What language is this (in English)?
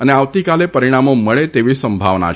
Gujarati